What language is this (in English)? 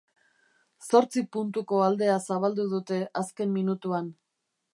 Basque